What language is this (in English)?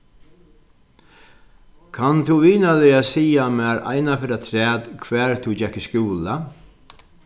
Faroese